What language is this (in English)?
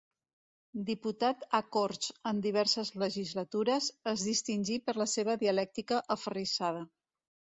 Catalan